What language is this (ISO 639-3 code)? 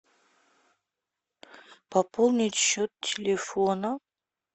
rus